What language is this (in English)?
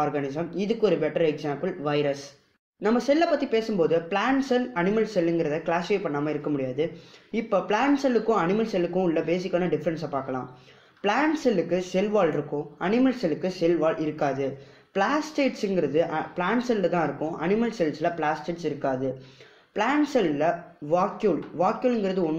English